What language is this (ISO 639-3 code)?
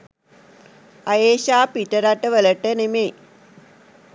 sin